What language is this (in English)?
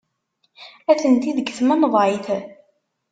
Kabyle